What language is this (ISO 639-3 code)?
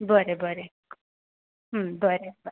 kok